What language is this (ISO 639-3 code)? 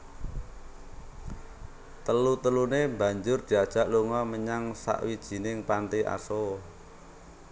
jav